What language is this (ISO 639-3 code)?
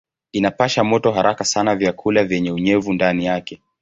swa